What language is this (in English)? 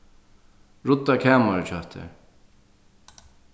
Faroese